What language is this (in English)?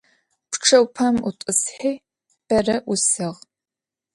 Adyghe